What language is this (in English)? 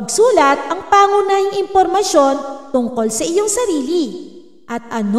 Filipino